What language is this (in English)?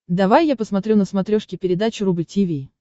Russian